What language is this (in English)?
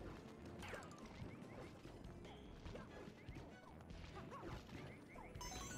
English